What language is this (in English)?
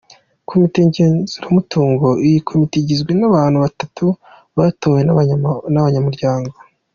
Kinyarwanda